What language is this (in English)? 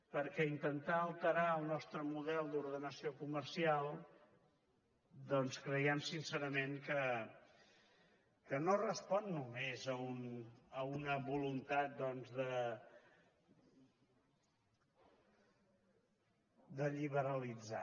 Catalan